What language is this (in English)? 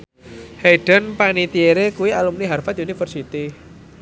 Javanese